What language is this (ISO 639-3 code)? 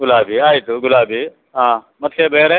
kan